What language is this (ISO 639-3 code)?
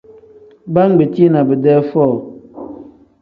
kdh